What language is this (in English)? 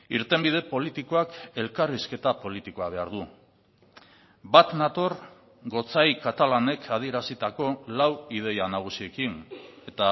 Basque